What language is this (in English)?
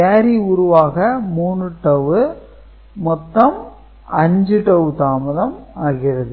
Tamil